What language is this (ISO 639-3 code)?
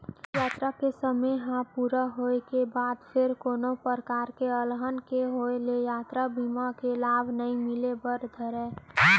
hne